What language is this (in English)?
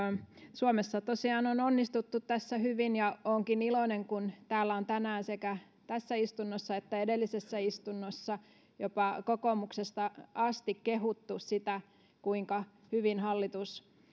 Finnish